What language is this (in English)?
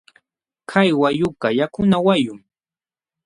Jauja Wanca Quechua